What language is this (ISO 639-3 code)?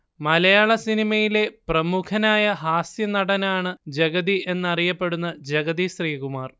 mal